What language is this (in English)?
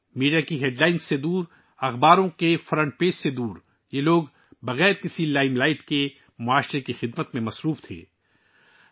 Urdu